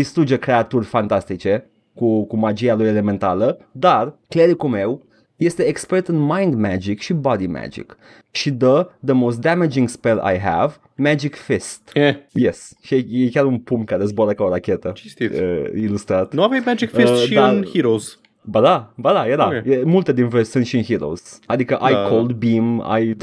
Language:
Romanian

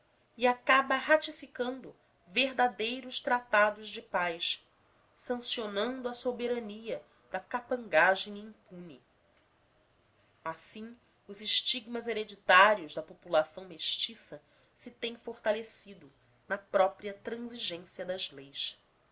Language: Portuguese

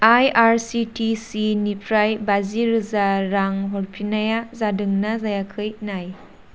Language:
Bodo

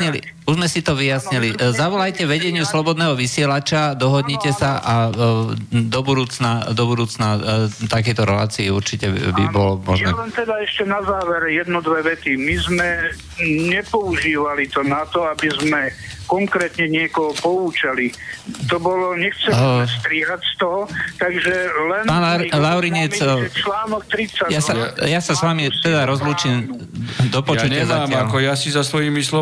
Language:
Slovak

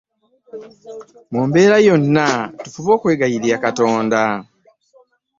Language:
Ganda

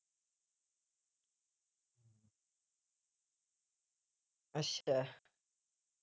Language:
Punjabi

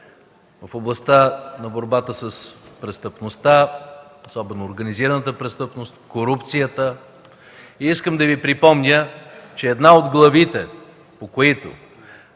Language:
Bulgarian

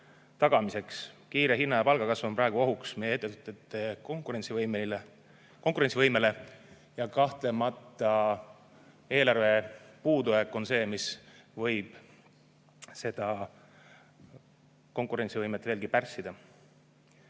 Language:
Estonian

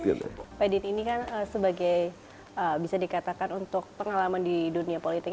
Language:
Indonesian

